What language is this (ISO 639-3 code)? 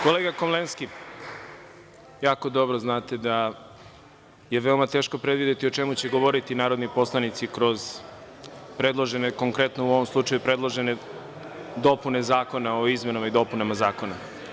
srp